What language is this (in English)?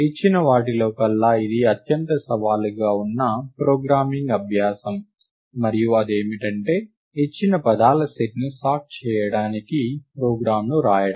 Telugu